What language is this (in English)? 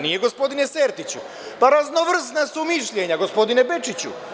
Serbian